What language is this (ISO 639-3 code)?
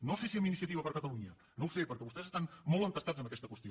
cat